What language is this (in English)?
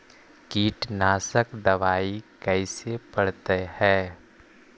Magahi